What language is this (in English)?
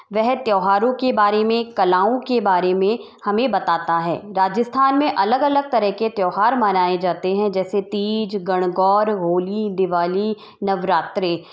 Hindi